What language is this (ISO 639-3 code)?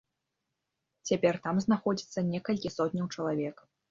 bel